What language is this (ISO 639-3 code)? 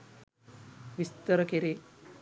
sin